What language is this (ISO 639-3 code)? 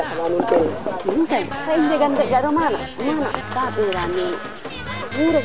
srr